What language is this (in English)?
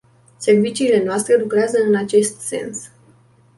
Romanian